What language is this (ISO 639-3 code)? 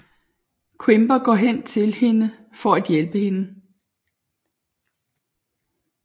dan